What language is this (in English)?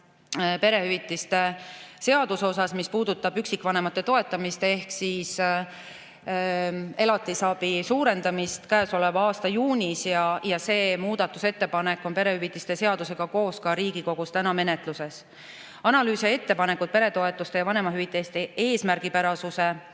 Estonian